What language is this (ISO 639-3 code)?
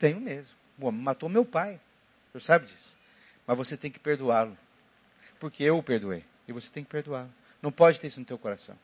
por